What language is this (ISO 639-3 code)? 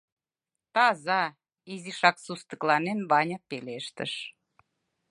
chm